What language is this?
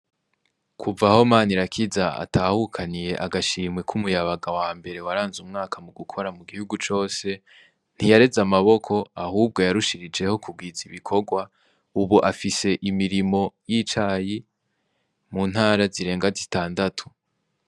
Rundi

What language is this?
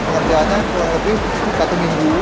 Indonesian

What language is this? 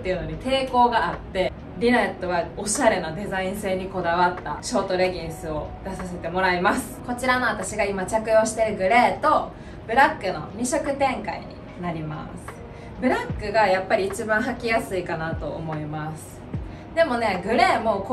Japanese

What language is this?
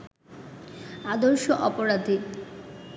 Bangla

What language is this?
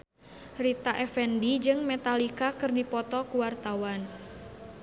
Sundanese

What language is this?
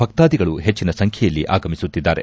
Kannada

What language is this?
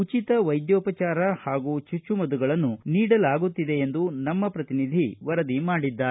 Kannada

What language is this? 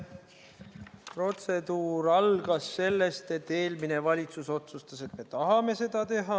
Estonian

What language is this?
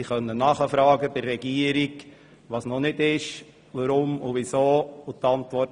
Swiss German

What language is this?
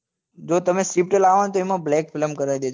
Gujarati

